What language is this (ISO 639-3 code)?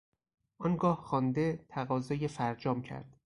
fas